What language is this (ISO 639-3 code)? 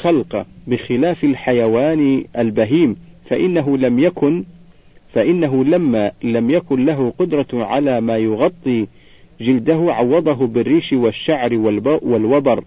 ara